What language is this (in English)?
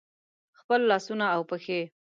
Pashto